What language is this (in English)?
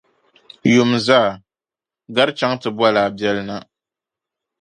Dagbani